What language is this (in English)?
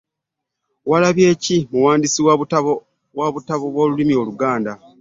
Ganda